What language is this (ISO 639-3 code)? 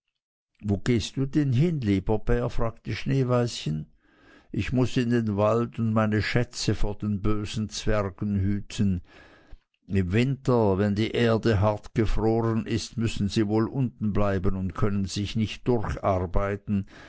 deu